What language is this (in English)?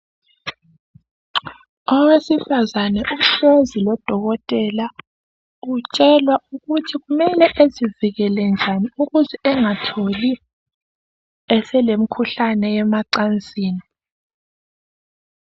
North Ndebele